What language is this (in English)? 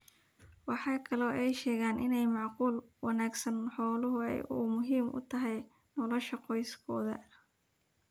Somali